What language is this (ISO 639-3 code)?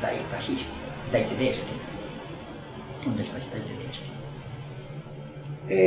ita